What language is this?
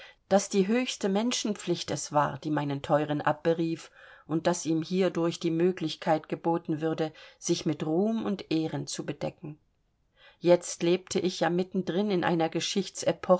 German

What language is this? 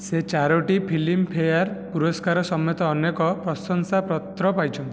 Odia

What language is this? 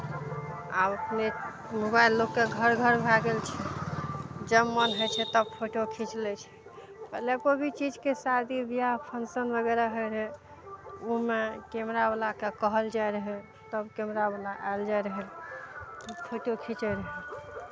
Maithili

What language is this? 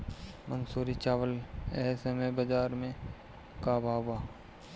Bhojpuri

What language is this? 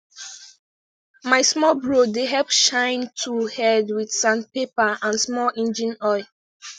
Nigerian Pidgin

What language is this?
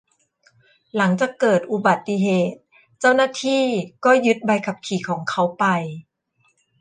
Thai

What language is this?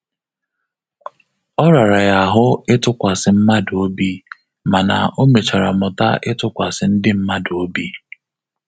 Igbo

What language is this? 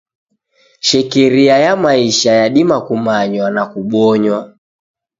Taita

